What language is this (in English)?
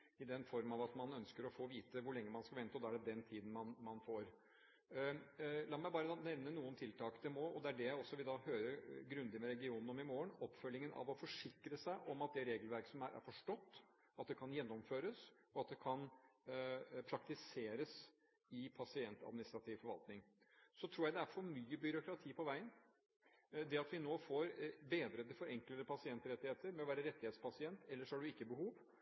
Norwegian Bokmål